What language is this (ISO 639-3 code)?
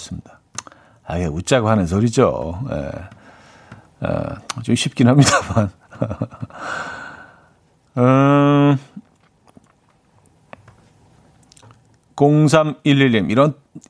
kor